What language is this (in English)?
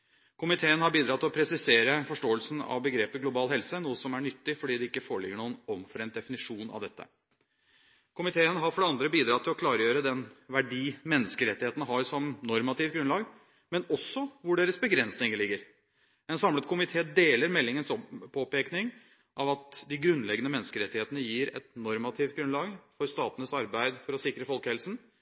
Norwegian Bokmål